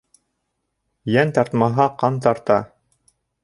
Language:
Bashkir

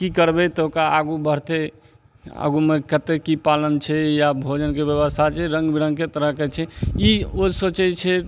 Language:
Maithili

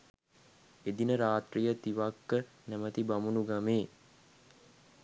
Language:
Sinhala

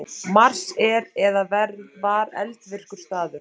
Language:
Icelandic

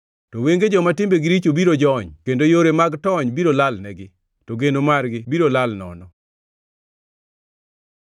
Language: Luo (Kenya and Tanzania)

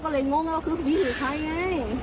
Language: Thai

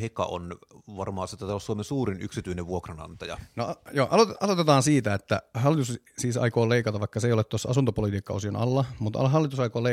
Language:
Finnish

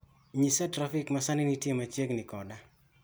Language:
Luo (Kenya and Tanzania)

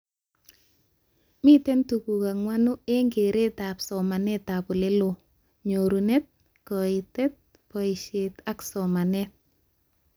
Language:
Kalenjin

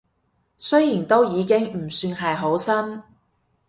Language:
Cantonese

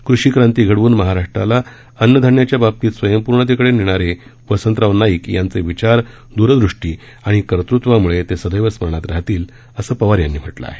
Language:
Marathi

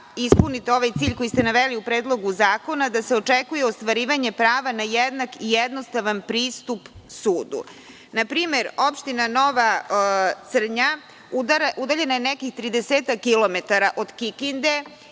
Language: Serbian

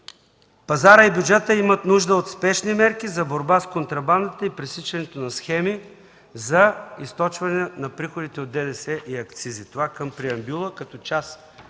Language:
Bulgarian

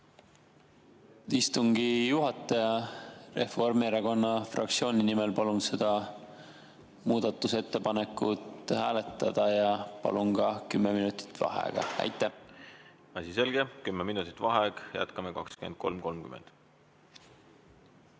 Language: Estonian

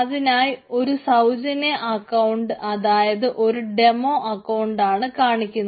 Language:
Malayalam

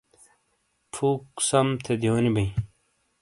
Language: Shina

